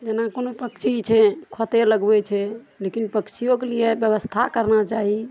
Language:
Maithili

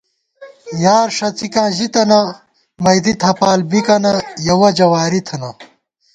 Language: Gawar-Bati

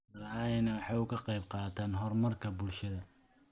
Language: Somali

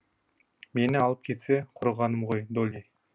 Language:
Kazakh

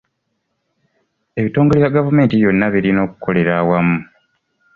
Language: Ganda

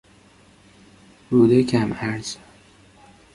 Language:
Persian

